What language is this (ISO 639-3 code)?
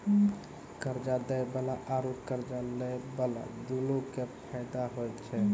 mai